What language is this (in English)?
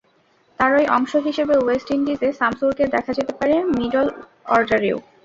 Bangla